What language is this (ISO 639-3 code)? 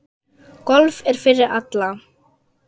isl